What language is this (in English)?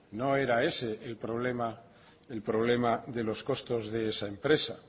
Spanish